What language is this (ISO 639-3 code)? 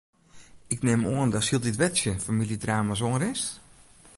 fry